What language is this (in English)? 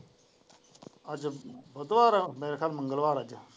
Punjabi